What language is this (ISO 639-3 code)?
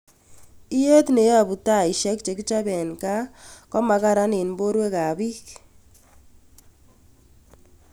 kln